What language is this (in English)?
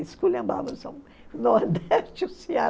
Portuguese